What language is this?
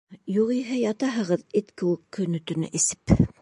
Bashkir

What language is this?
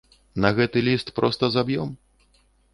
Belarusian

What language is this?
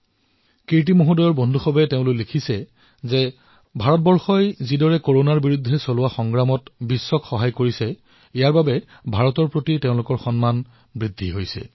Assamese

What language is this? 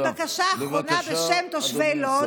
Hebrew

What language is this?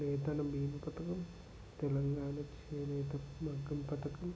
Telugu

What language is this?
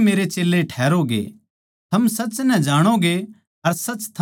Haryanvi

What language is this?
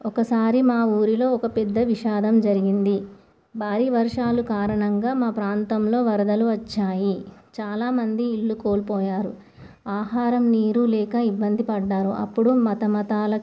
Telugu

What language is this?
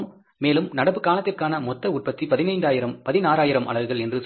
Tamil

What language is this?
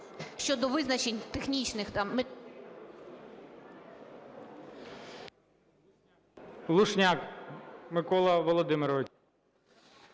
Ukrainian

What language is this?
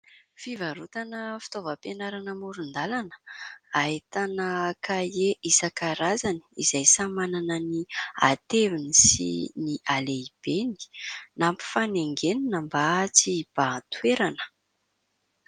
Malagasy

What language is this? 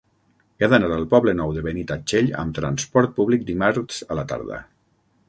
Catalan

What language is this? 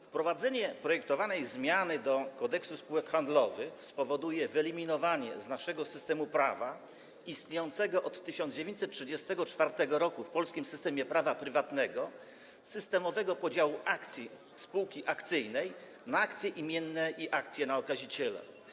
Polish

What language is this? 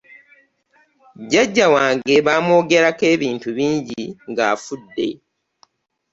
Ganda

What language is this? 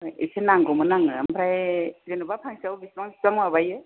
Bodo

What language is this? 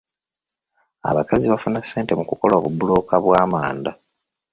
Ganda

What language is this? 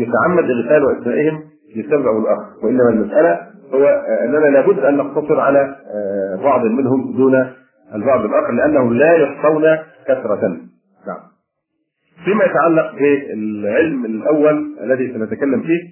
Arabic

